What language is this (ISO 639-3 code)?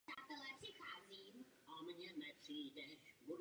ces